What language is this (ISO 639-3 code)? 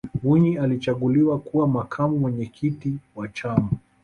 swa